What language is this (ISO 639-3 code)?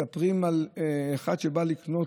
heb